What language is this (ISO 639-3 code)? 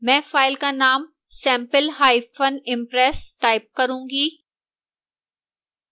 hin